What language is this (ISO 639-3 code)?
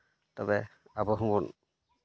sat